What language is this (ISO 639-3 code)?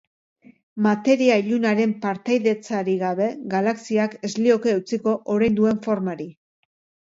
eus